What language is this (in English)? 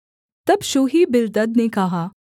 Hindi